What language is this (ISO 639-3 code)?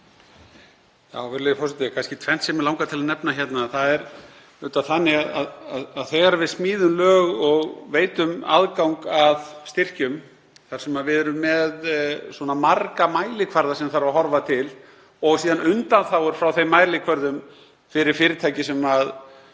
isl